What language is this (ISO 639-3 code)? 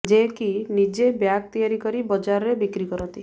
ori